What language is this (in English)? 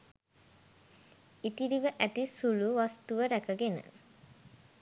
Sinhala